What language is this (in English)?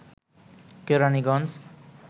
Bangla